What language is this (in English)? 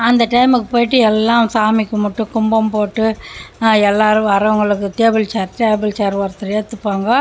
Tamil